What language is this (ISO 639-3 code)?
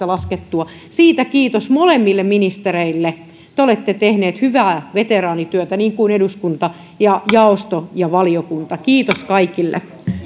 fin